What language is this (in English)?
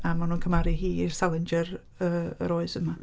Welsh